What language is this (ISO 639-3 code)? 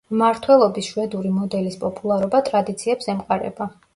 kat